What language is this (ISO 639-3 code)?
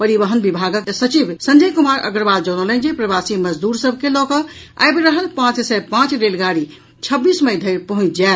mai